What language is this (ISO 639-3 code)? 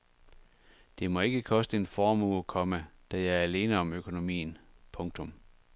dan